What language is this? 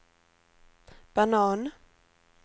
Swedish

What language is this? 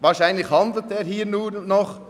Swiss German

